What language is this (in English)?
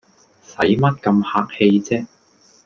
Cantonese